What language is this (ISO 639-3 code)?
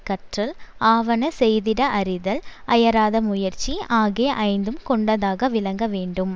tam